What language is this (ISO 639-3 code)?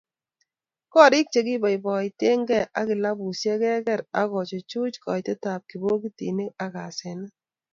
kln